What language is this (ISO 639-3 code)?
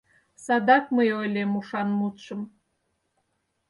chm